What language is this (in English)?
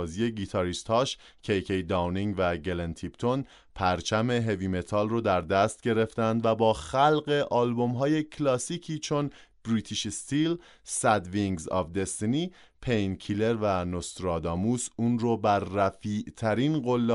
Persian